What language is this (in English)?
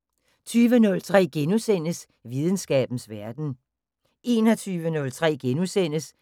Danish